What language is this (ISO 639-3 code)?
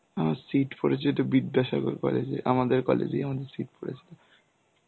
ben